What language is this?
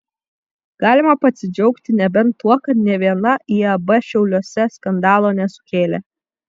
Lithuanian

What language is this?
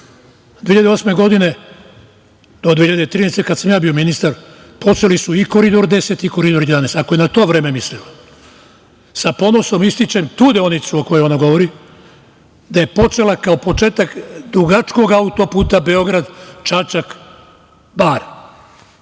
Serbian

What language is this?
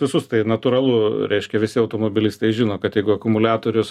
Lithuanian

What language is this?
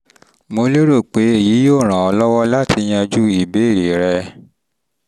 Yoruba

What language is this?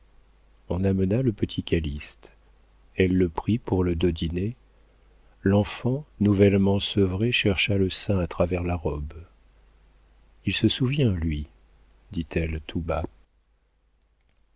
French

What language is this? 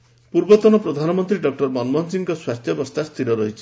Odia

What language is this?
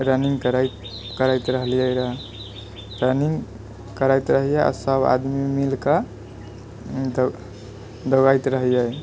Maithili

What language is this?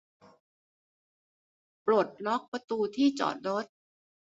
Thai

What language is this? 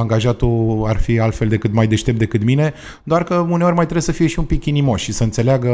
Romanian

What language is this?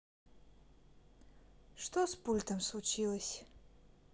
Russian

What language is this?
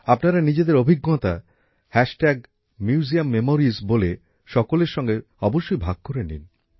Bangla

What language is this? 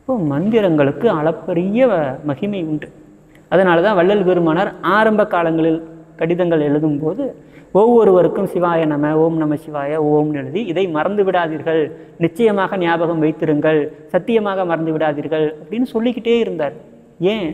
Tamil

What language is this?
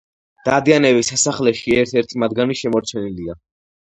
Georgian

